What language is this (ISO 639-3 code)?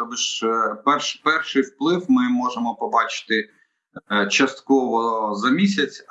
ukr